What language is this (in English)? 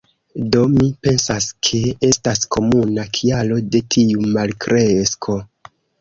Esperanto